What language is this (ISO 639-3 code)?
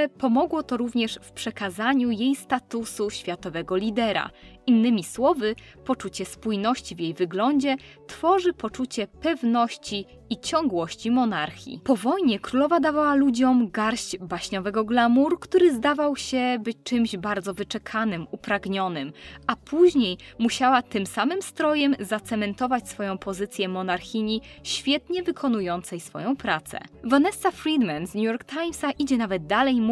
pol